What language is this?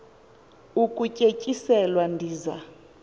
Xhosa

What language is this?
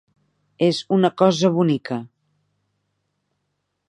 Catalan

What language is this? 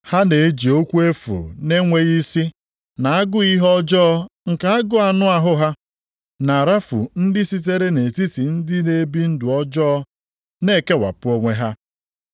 Igbo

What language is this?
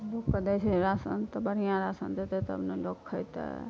Maithili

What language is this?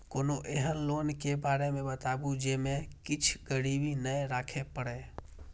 Maithili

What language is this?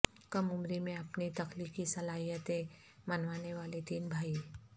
Urdu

